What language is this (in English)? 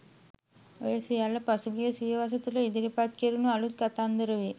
Sinhala